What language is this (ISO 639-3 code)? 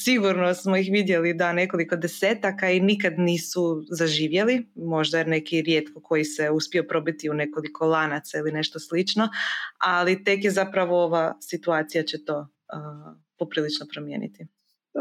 hrv